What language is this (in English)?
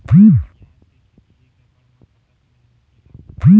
Chhattisgarhi